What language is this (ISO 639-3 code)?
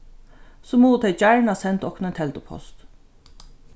fao